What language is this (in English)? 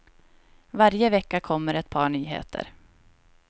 Swedish